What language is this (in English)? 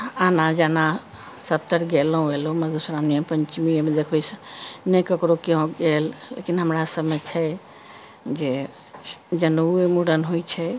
Maithili